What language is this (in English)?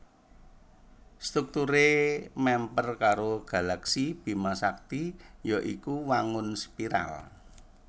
Javanese